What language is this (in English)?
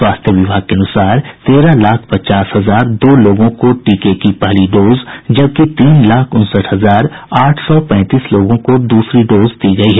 Hindi